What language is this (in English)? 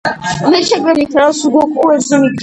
Georgian